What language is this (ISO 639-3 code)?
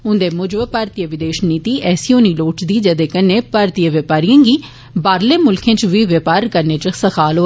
doi